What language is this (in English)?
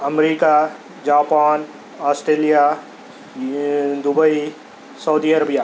Urdu